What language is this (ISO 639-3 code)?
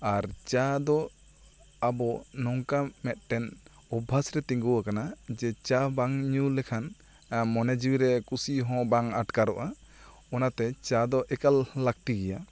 sat